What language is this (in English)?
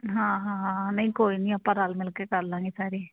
Punjabi